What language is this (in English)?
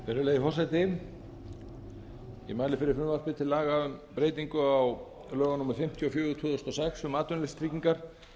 Icelandic